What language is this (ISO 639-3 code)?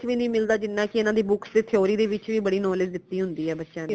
pan